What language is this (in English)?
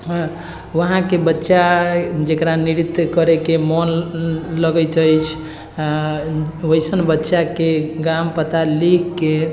Maithili